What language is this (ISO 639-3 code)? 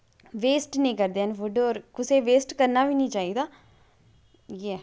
doi